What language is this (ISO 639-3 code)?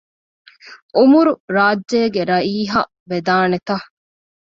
div